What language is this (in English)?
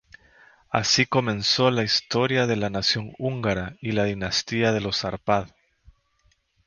Spanish